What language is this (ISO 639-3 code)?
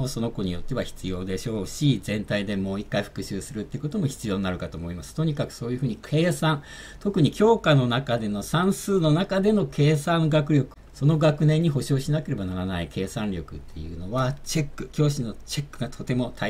jpn